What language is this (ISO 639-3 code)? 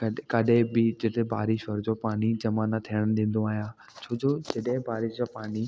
snd